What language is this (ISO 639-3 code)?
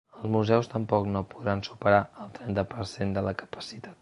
cat